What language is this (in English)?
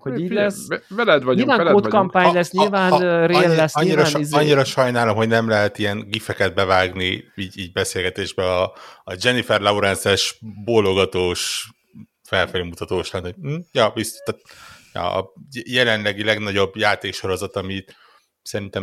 Hungarian